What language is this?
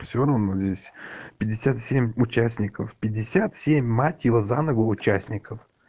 Russian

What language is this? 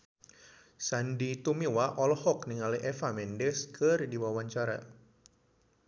Sundanese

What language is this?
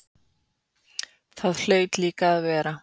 Icelandic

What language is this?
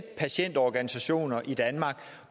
Danish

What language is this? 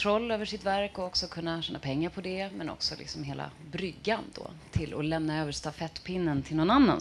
Swedish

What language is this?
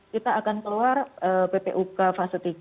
Indonesian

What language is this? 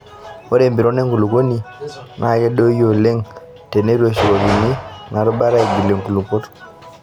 Masai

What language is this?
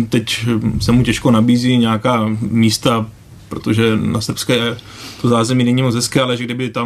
Czech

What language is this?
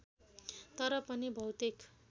Nepali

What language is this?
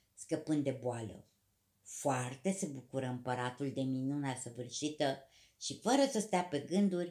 Romanian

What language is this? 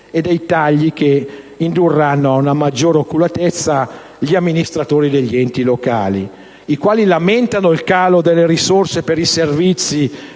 Italian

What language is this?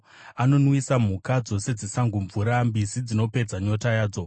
Shona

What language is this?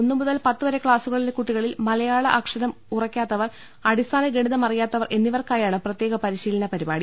Malayalam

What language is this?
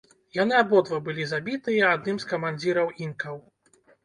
Belarusian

